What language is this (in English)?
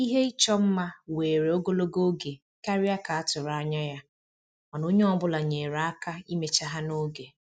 Igbo